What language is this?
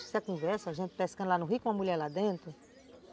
Portuguese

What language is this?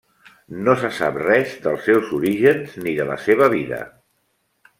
Catalan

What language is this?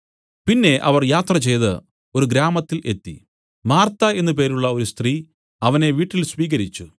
Malayalam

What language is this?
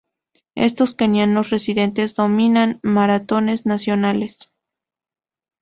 Spanish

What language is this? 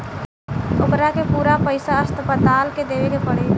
Bhojpuri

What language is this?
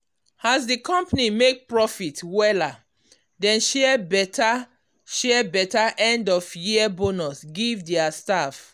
Nigerian Pidgin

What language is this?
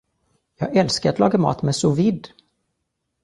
Swedish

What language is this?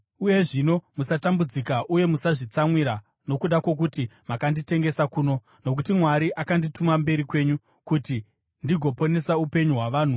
Shona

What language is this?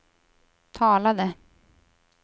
Swedish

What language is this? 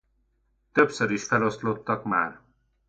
Hungarian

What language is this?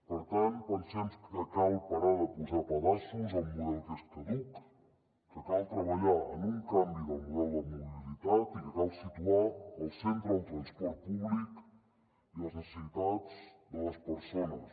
Catalan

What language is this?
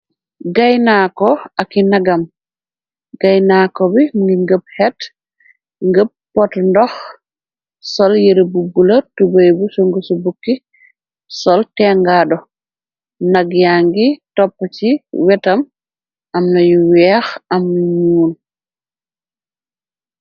Wolof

